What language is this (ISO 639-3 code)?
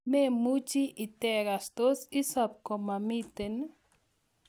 kln